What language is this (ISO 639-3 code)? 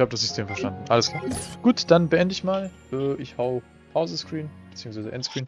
deu